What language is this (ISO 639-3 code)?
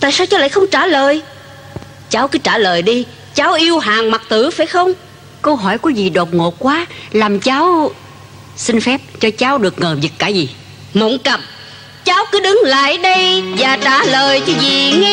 vie